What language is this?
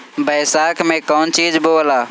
Bhojpuri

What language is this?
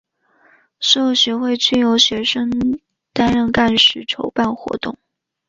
Chinese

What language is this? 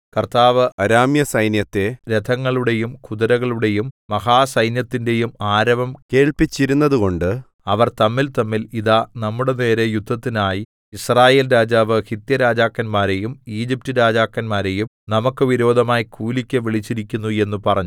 Malayalam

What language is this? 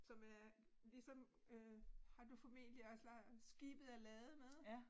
Danish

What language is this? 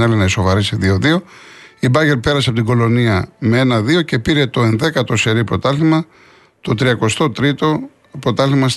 Greek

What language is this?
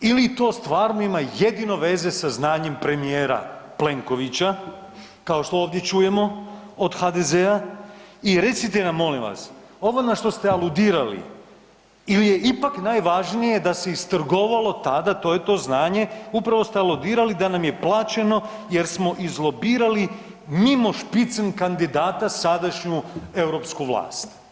Croatian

